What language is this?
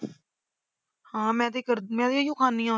Punjabi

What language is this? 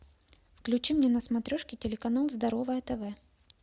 Russian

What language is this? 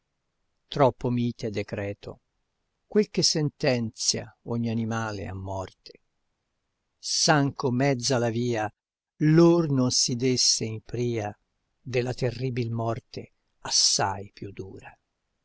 Italian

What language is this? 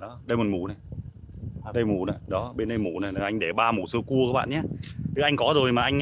Vietnamese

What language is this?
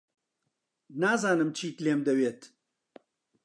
Central Kurdish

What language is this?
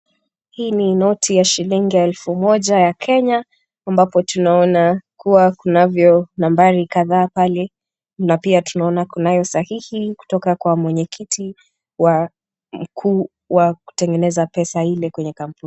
Swahili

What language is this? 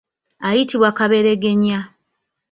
Ganda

